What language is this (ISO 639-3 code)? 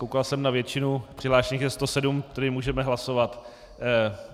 ces